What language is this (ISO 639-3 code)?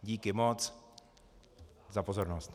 ces